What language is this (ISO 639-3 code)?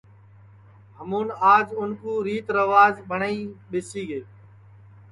ssi